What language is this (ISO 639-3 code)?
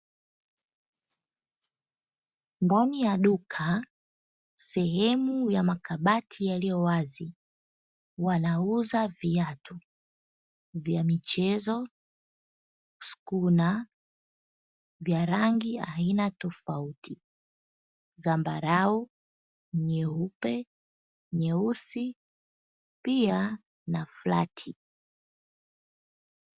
swa